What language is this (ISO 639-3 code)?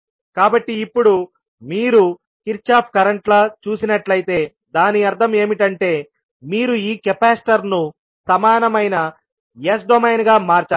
tel